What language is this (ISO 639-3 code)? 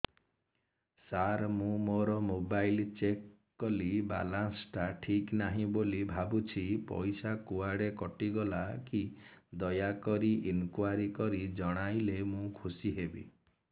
ori